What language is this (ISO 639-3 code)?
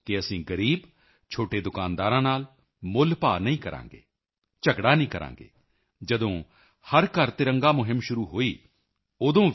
pan